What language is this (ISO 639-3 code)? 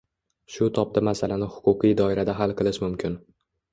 uzb